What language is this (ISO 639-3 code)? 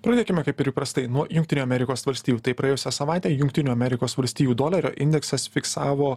lit